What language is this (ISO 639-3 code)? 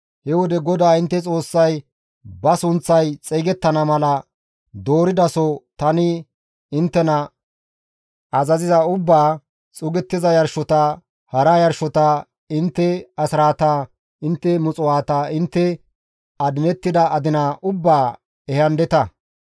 gmv